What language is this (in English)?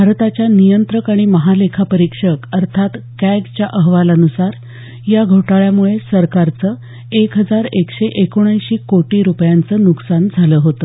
Marathi